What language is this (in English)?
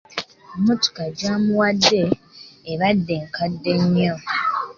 Ganda